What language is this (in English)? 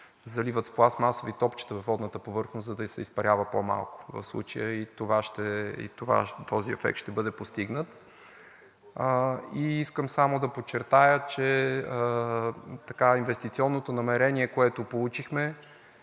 Bulgarian